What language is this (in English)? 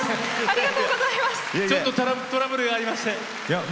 Japanese